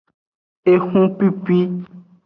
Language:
Aja (Benin)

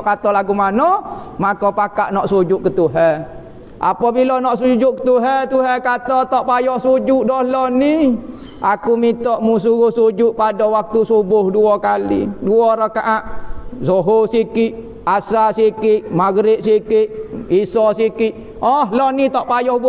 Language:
Malay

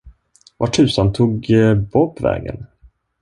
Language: Swedish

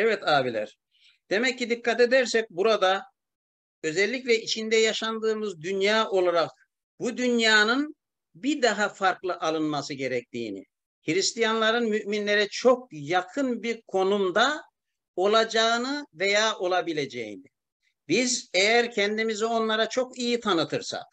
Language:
Turkish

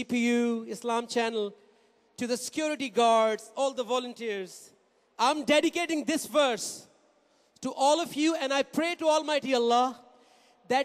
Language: English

